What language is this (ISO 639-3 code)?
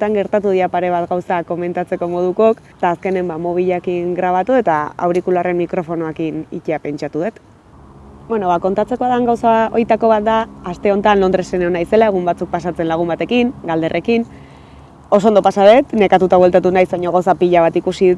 spa